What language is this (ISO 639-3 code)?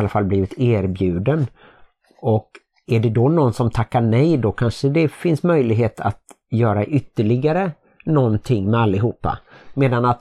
swe